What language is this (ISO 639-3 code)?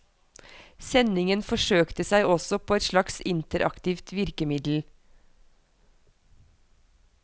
nor